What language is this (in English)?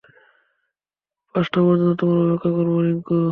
Bangla